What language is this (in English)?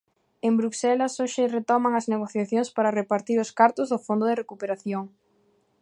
Galician